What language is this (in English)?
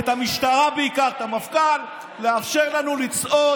Hebrew